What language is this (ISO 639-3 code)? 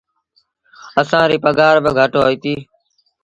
sbn